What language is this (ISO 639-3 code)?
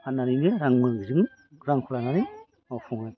brx